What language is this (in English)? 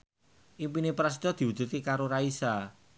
Javanese